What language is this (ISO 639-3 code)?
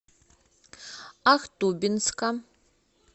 rus